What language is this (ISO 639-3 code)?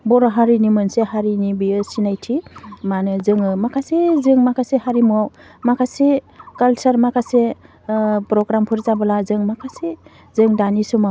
brx